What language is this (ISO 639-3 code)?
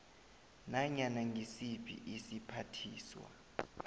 nbl